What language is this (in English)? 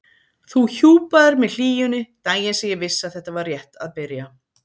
Icelandic